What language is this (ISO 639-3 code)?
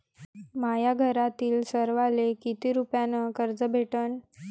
mar